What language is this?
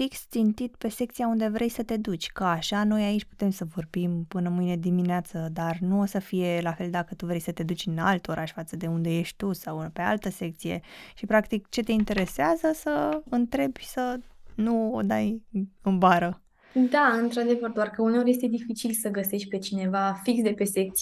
Romanian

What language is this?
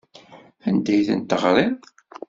Kabyle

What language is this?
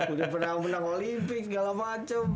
Indonesian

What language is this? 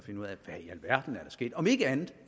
Danish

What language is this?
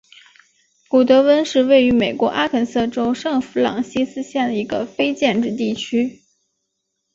Chinese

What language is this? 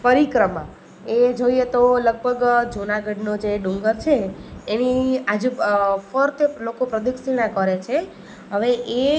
Gujarati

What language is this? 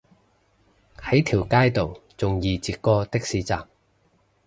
Cantonese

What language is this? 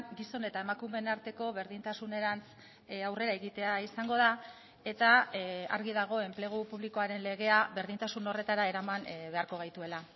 Basque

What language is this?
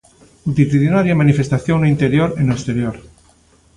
Galician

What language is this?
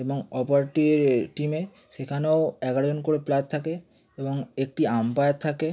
Bangla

